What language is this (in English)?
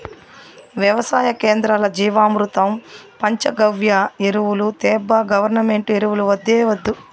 Telugu